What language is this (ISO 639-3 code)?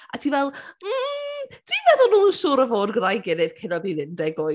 cym